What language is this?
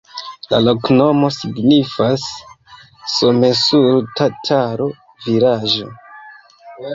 Esperanto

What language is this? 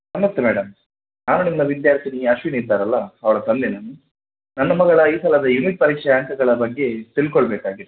Kannada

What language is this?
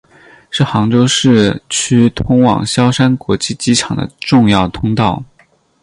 Chinese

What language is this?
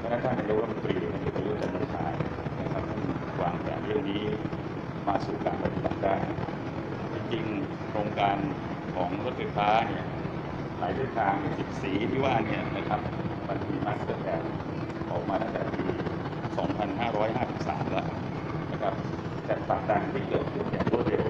Thai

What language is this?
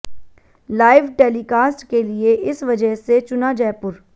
Hindi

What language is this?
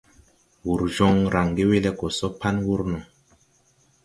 Tupuri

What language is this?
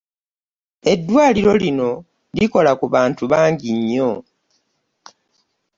Ganda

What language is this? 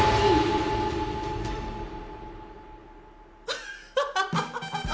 Japanese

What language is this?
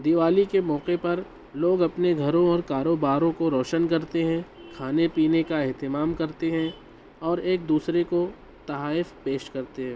Urdu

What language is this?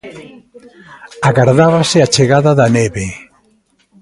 Galician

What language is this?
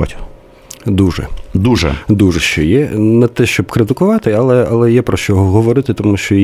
Ukrainian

